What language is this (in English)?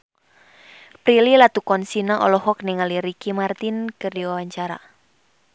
Sundanese